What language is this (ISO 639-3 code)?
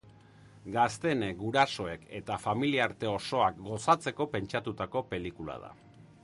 eus